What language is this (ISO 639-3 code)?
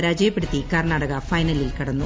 mal